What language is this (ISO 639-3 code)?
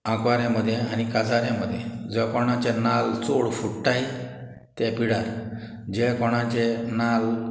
kok